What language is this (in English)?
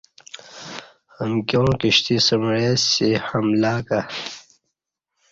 Kati